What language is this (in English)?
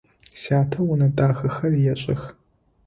Adyghe